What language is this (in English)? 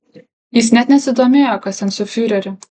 Lithuanian